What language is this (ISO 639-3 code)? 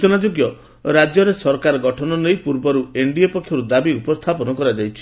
ori